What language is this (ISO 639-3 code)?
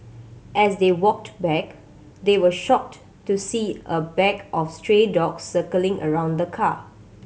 eng